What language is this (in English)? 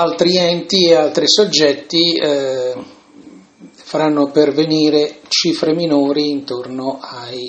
Italian